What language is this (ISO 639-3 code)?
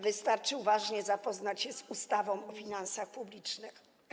pol